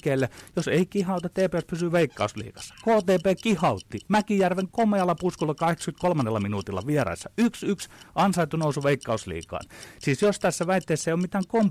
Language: Finnish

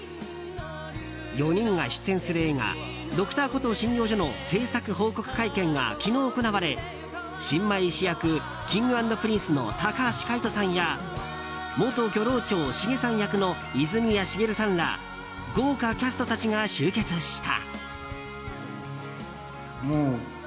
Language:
Japanese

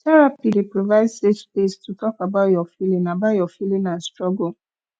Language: Nigerian Pidgin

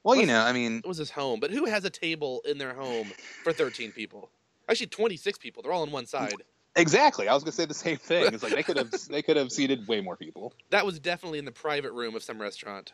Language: English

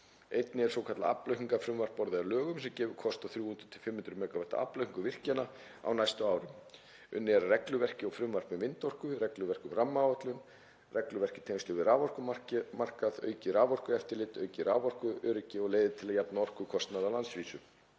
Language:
Icelandic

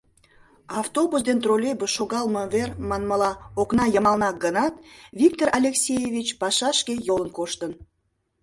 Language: Mari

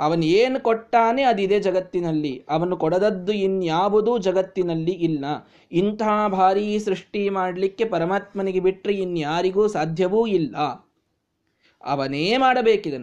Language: Kannada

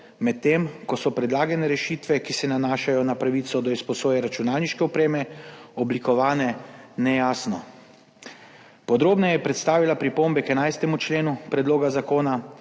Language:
Slovenian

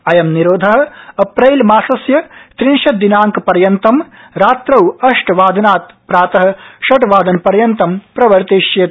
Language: Sanskrit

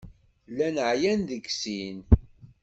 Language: Kabyle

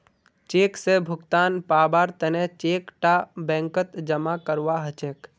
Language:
Magahi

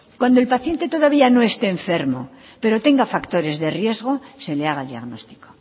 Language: Spanish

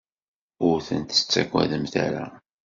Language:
Kabyle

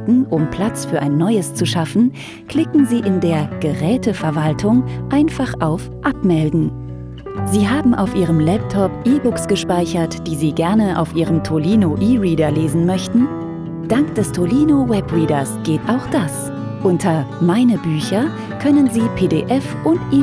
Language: German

